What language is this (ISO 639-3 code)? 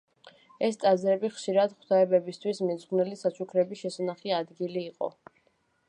kat